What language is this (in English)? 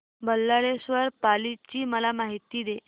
Marathi